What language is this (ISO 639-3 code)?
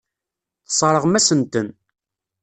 kab